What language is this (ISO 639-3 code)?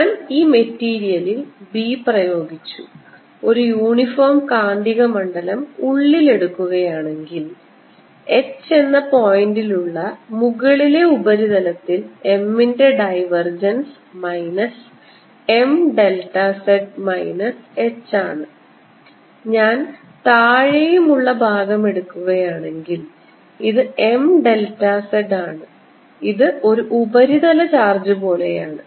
mal